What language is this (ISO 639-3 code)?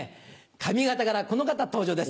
jpn